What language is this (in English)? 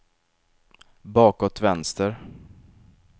Swedish